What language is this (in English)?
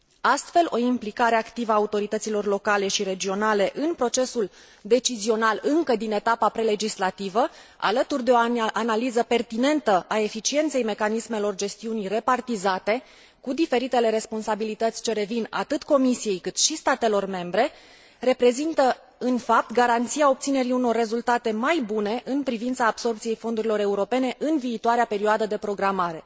Romanian